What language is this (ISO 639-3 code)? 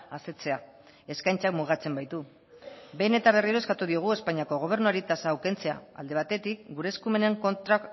eus